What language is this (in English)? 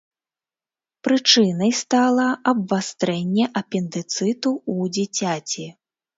Belarusian